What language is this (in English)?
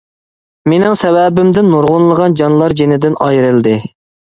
Uyghur